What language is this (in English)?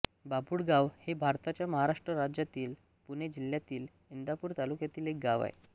Marathi